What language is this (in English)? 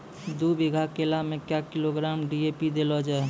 Maithili